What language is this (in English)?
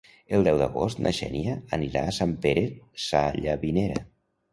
Catalan